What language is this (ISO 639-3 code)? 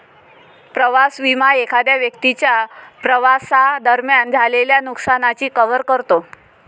mar